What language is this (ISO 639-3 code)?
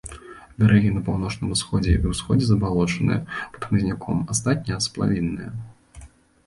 bel